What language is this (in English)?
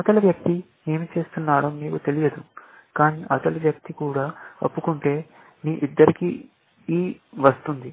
Telugu